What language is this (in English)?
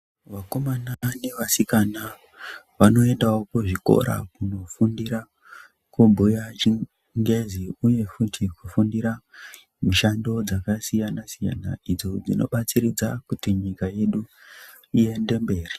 Ndau